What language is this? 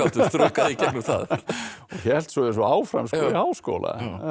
Icelandic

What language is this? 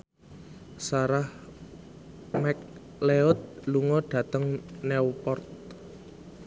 Javanese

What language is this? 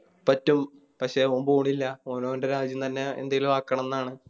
Malayalam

